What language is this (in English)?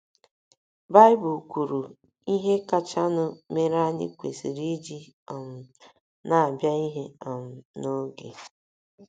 Igbo